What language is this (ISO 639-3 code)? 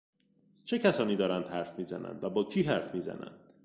fas